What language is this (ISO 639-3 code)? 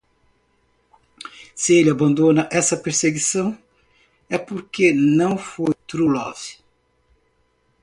por